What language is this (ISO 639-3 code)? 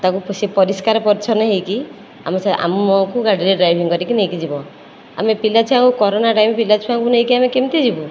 ori